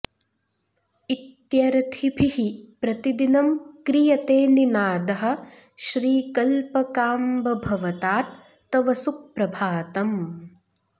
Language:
Sanskrit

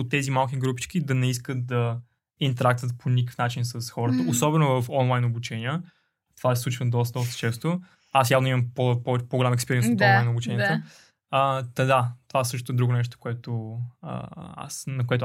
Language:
Bulgarian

